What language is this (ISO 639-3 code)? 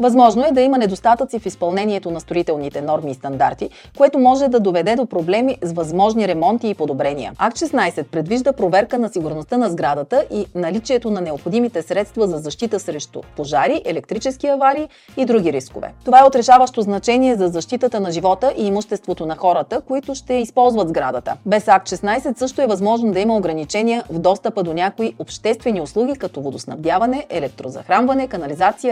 bul